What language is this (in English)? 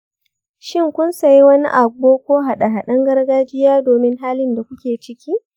Hausa